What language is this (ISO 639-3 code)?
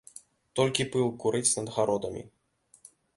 bel